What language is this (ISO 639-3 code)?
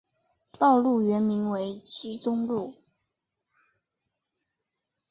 zho